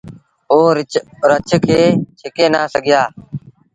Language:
Sindhi Bhil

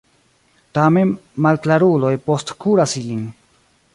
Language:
Esperanto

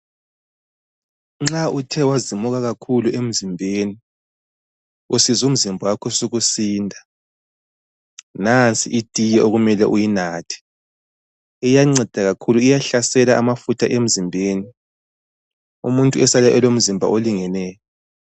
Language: North Ndebele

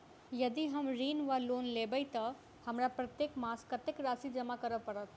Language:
Maithili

